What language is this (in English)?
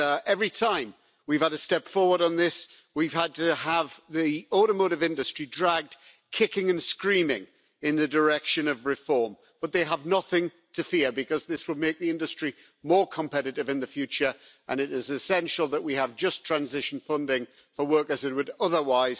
English